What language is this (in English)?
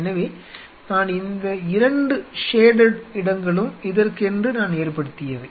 Tamil